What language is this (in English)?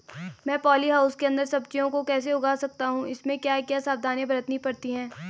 Hindi